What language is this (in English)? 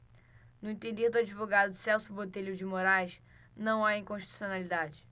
Portuguese